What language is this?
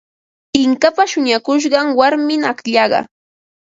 Ambo-Pasco Quechua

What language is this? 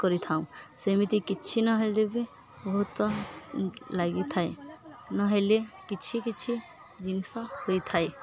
Odia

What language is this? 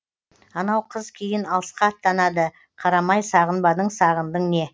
Kazakh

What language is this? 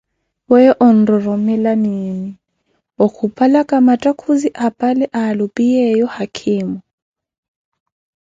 Koti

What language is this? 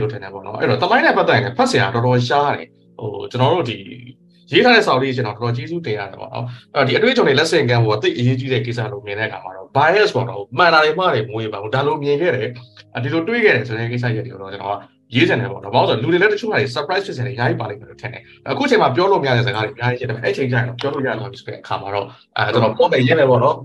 Thai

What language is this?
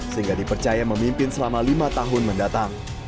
Indonesian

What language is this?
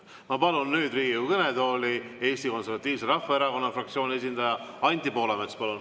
Estonian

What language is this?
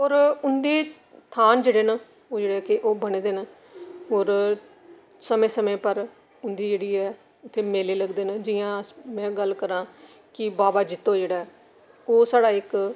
Dogri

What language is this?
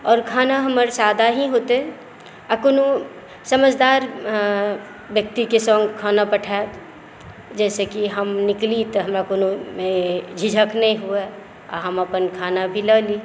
Maithili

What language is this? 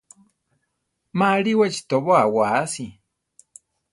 Central Tarahumara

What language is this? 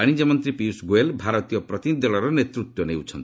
Odia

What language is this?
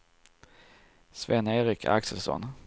Swedish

